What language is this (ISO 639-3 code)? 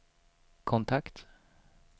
swe